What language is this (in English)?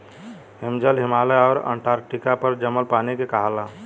Bhojpuri